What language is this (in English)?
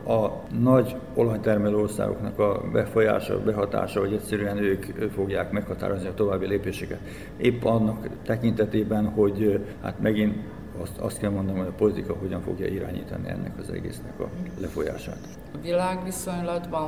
Hungarian